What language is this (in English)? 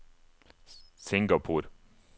Norwegian